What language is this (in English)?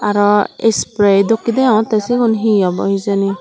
Chakma